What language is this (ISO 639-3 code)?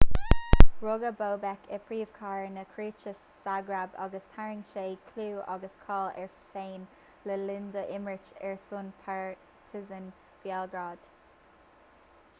gle